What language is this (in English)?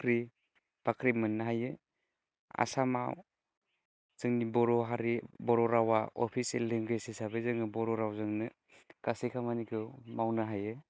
Bodo